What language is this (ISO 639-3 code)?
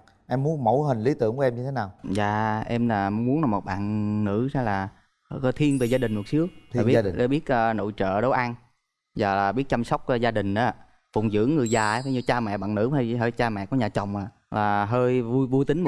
vie